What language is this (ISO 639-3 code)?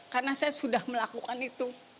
ind